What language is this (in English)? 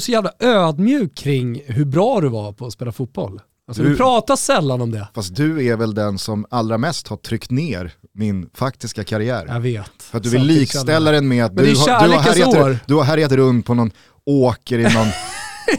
Swedish